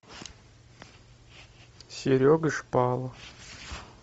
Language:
Russian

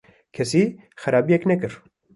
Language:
Kurdish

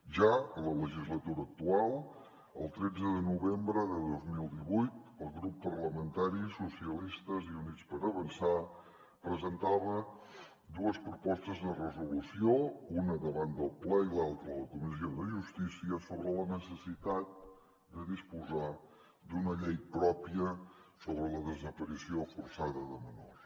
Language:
Catalan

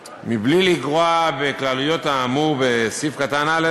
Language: Hebrew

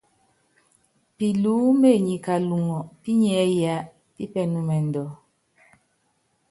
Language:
Yangben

